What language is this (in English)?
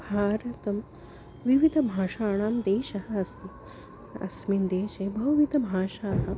Sanskrit